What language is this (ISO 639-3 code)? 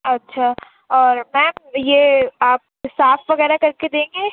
urd